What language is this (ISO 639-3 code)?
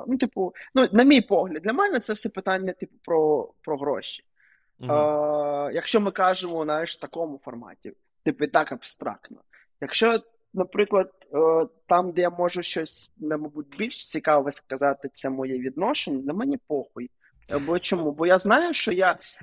ukr